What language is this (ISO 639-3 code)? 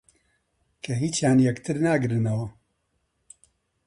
ckb